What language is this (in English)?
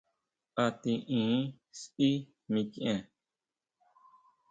Huautla Mazatec